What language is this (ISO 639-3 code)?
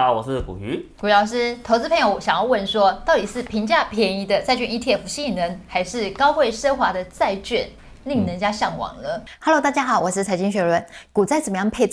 zho